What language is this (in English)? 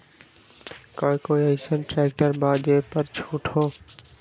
Magahi